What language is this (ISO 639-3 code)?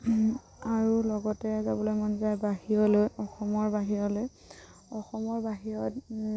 asm